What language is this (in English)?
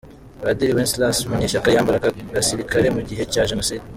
Kinyarwanda